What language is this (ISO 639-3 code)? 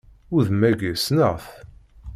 kab